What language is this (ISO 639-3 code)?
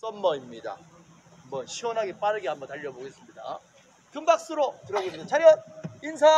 kor